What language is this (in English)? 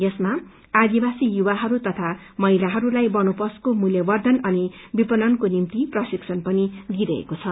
Nepali